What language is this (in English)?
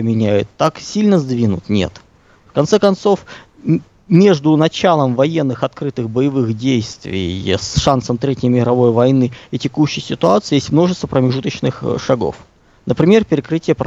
Russian